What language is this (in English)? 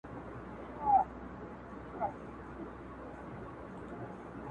Pashto